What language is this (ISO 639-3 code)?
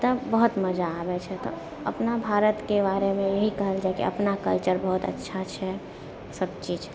mai